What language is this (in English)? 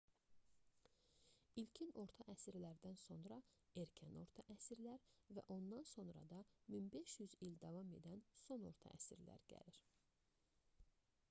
Azerbaijani